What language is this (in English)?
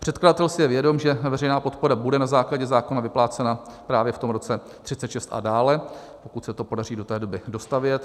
Czech